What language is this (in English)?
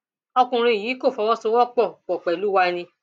Yoruba